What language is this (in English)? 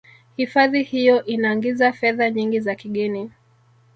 Swahili